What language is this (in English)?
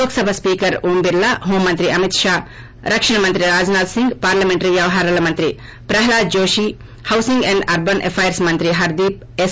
Telugu